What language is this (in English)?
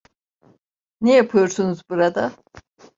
Turkish